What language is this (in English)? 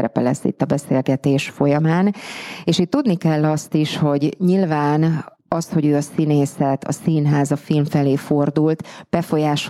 Hungarian